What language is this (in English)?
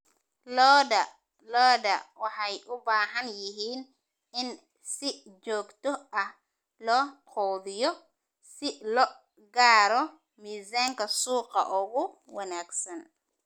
Somali